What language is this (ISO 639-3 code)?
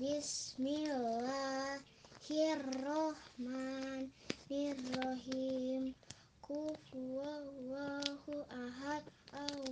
ind